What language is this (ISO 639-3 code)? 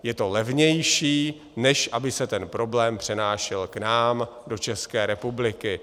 ces